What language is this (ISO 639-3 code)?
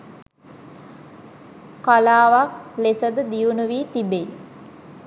sin